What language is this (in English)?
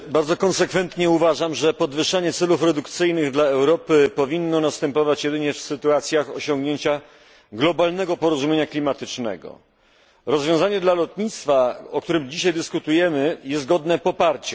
Polish